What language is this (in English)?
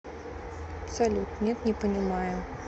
Russian